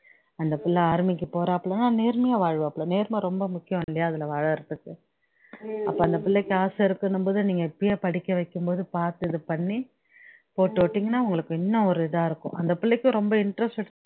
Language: Tamil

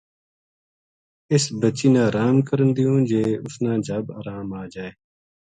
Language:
Gujari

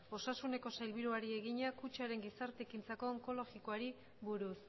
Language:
Basque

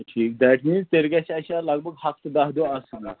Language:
Kashmiri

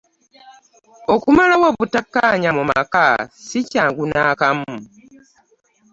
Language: Ganda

